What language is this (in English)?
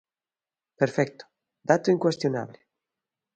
Galician